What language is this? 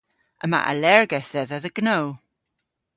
Cornish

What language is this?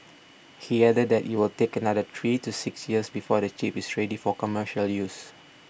English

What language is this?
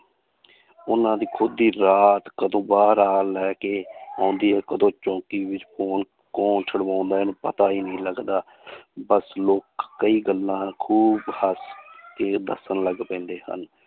Punjabi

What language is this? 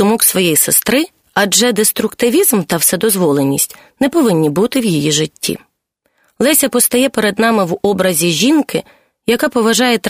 Ukrainian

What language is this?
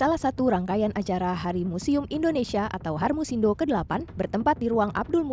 Indonesian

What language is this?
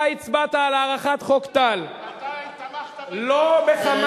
Hebrew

